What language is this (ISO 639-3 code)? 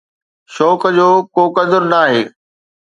snd